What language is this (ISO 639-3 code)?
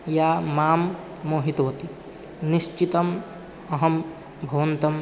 san